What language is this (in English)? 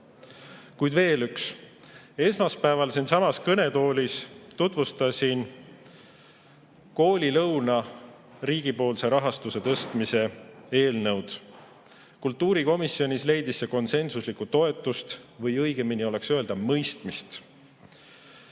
Estonian